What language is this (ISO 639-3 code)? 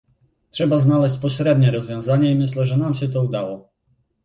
pol